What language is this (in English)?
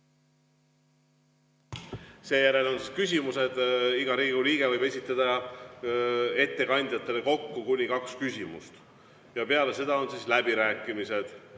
Estonian